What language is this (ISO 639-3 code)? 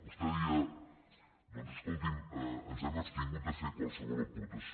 cat